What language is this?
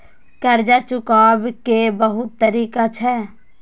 Maithili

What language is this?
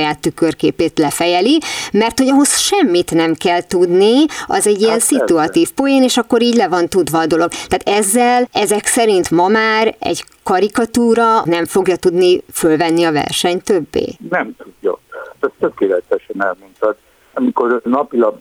Hungarian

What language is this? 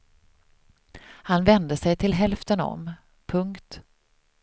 Swedish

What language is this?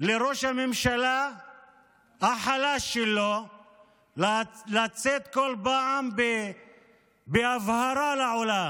Hebrew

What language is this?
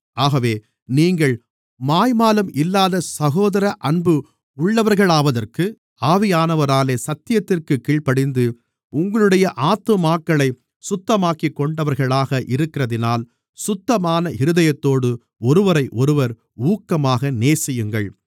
Tamil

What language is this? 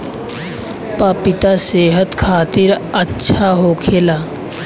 Bhojpuri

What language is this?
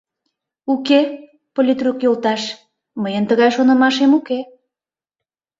Mari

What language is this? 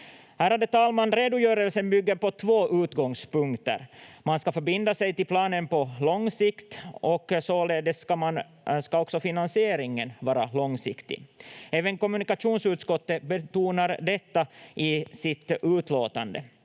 Finnish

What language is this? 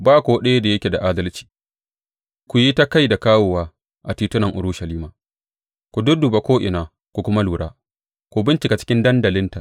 Hausa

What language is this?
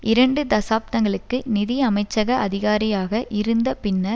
Tamil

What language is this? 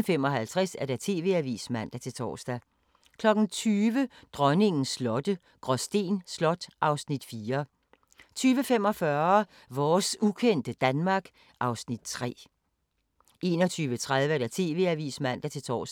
Danish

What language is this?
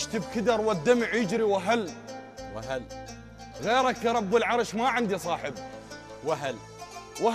Arabic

